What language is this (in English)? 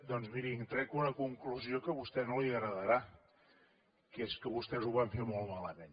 Catalan